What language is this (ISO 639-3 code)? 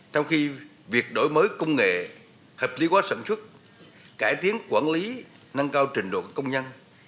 vie